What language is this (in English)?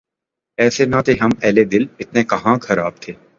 Urdu